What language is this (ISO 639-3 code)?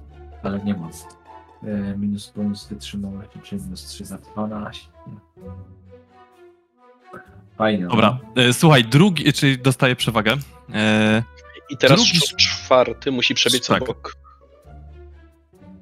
pol